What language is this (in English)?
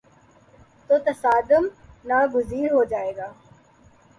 Urdu